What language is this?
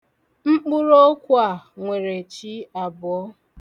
Igbo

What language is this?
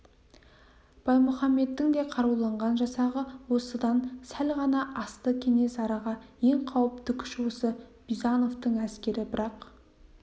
Kazakh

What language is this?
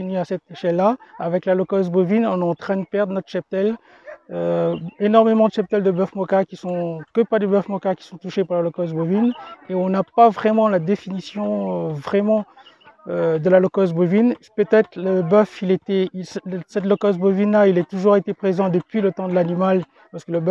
French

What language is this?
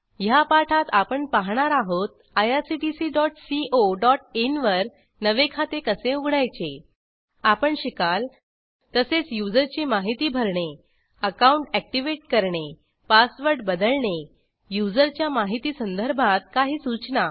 Marathi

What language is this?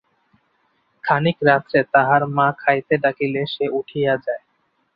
Bangla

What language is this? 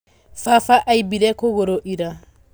Kikuyu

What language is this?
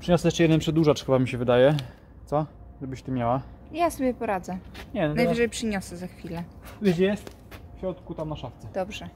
Polish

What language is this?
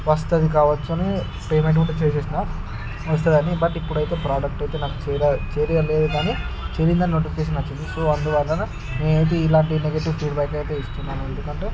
Telugu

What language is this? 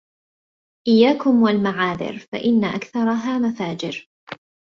Arabic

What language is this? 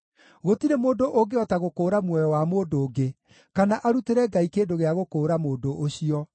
Kikuyu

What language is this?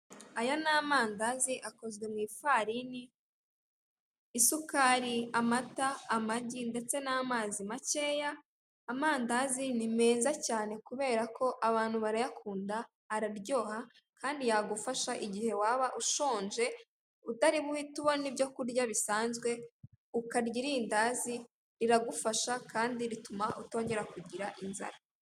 Kinyarwanda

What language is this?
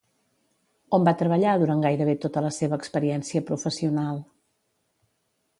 Catalan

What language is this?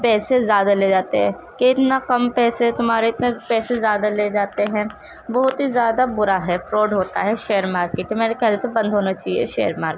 Urdu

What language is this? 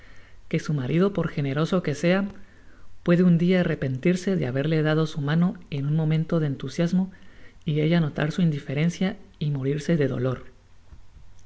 Spanish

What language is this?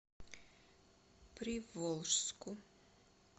Russian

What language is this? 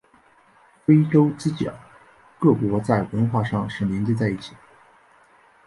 Chinese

